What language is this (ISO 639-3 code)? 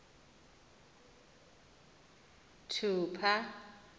xho